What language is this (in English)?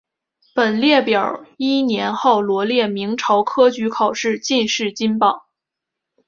Chinese